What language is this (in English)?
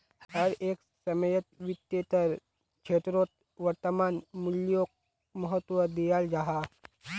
Magahi